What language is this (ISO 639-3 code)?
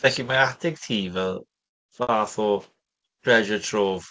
cym